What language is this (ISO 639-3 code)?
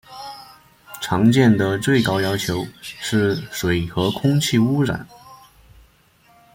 zho